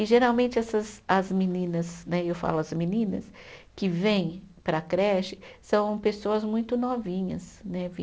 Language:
Portuguese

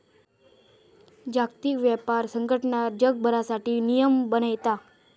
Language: Marathi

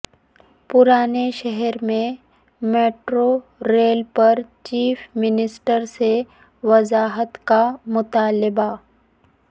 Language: Urdu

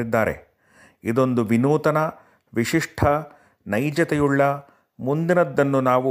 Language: Kannada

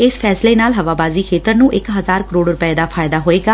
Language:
Punjabi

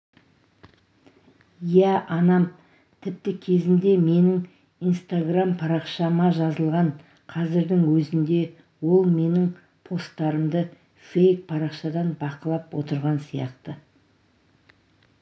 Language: Kazakh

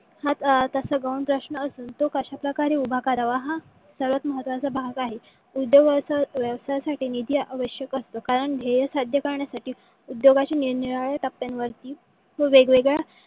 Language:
Marathi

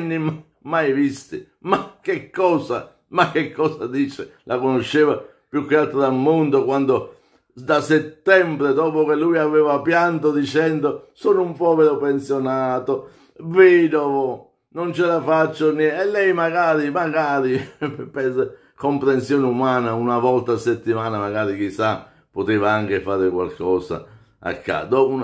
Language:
Italian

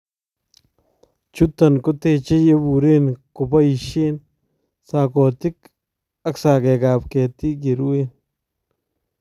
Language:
Kalenjin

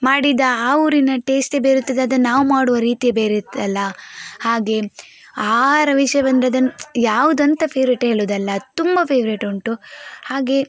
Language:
Kannada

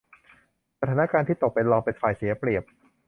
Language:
Thai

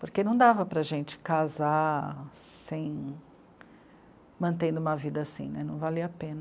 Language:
Portuguese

